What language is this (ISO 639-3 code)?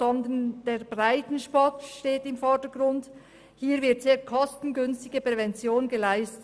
gsw